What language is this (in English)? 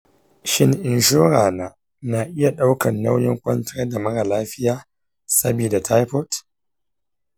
Hausa